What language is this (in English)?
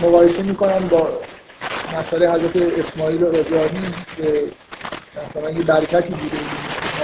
Persian